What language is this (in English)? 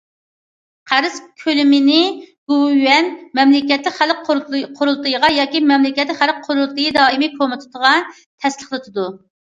Uyghur